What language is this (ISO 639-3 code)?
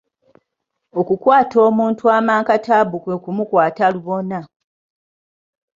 lug